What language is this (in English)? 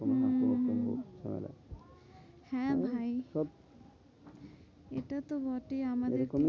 Bangla